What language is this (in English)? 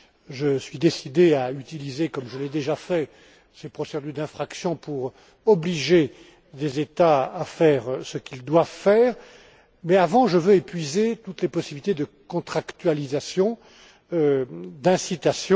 French